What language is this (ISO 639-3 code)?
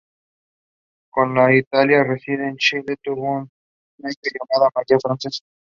spa